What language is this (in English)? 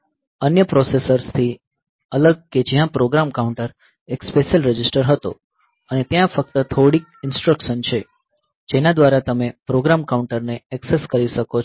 Gujarati